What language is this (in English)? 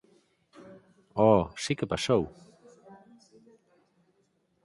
Galician